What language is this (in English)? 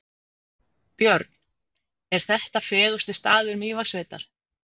Icelandic